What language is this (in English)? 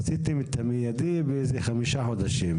Hebrew